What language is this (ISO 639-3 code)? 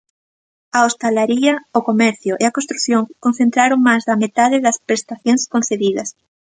glg